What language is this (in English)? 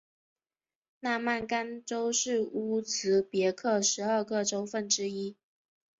Chinese